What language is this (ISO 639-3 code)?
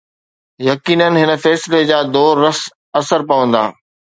snd